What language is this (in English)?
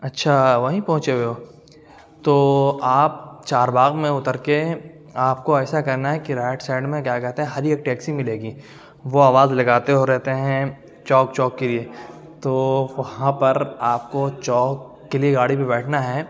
Urdu